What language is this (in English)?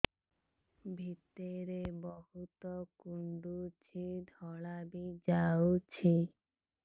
Odia